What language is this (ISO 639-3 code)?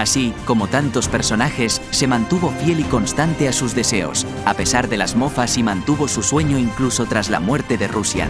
spa